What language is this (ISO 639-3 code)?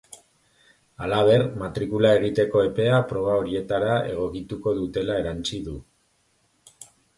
eus